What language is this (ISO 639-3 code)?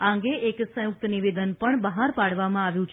guj